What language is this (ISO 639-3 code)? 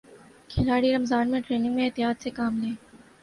urd